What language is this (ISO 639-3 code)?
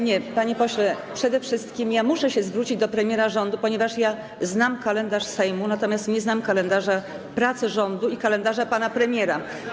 pol